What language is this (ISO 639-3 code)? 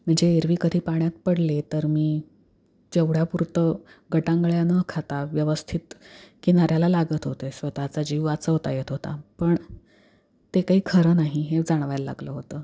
mar